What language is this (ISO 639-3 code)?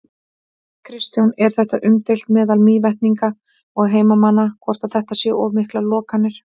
isl